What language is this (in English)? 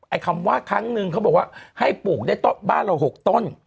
Thai